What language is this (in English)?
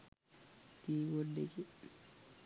Sinhala